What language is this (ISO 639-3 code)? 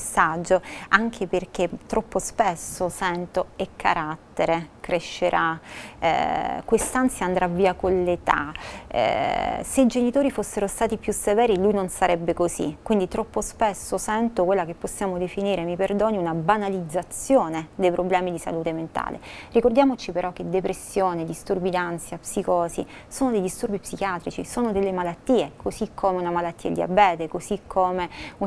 ita